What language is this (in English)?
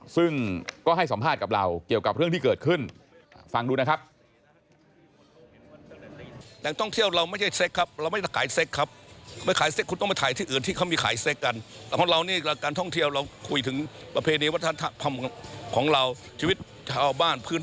Thai